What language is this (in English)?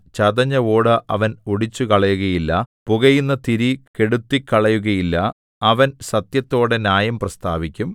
Malayalam